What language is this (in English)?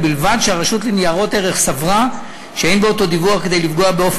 Hebrew